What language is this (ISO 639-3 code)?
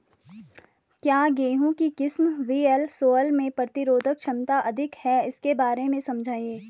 hin